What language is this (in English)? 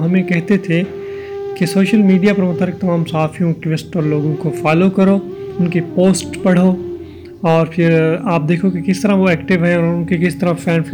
Urdu